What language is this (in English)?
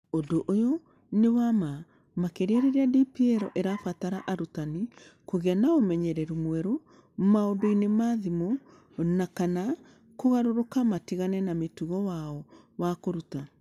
Kikuyu